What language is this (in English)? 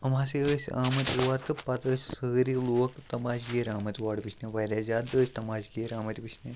Kashmiri